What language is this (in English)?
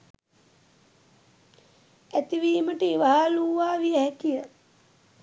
Sinhala